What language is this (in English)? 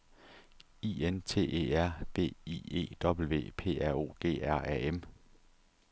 Danish